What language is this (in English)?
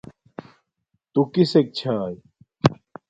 Domaaki